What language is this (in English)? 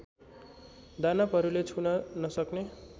Nepali